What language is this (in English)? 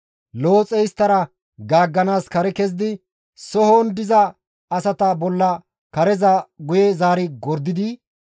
Gamo